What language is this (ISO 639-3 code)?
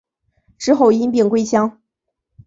zho